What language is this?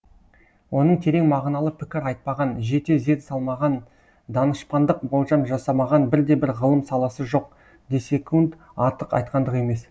Kazakh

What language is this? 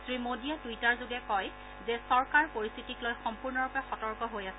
Assamese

